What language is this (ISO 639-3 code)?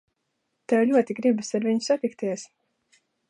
lav